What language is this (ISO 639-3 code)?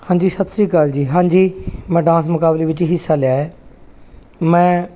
pan